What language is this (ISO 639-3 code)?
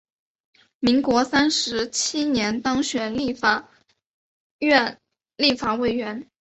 zho